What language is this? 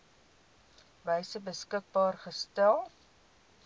Afrikaans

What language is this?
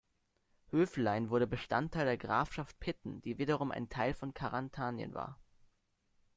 German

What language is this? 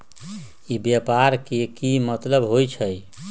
Magahi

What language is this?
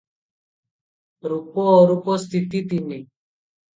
Odia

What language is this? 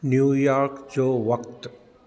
Sindhi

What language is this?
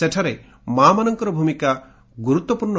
Odia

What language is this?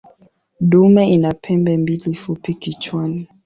Swahili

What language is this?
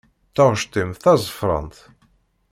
Kabyle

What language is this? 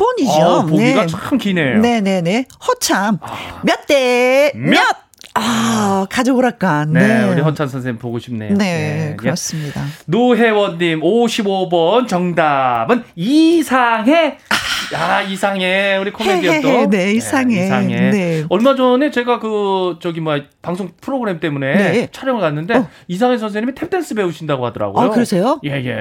Korean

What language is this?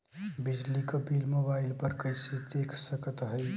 Bhojpuri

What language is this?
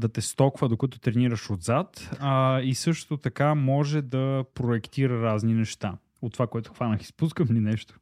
Bulgarian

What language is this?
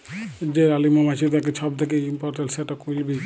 Bangla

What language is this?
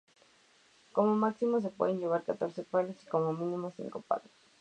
Spanish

